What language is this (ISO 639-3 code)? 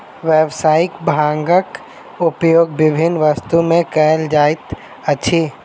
mai